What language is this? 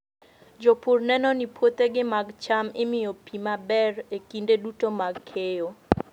Luo (Kenya and Tanzania)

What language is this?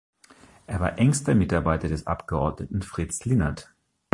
German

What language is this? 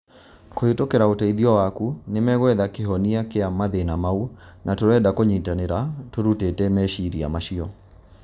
Kikuyu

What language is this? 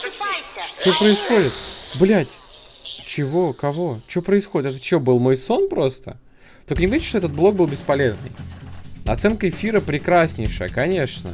Russian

